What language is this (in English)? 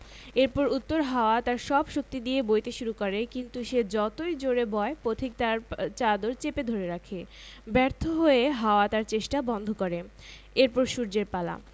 Bangla